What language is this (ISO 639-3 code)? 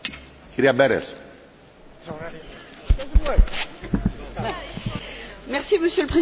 fra